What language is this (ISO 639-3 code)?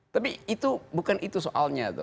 ind